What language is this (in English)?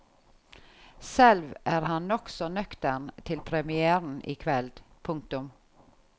Norwegian